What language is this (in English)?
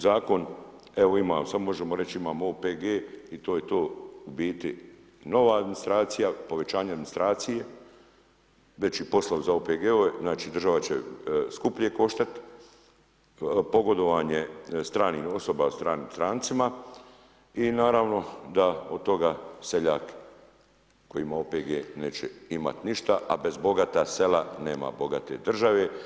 Croatian